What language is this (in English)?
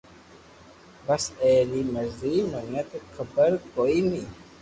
Loarki